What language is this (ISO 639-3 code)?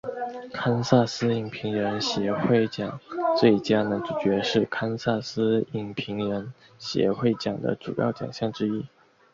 zho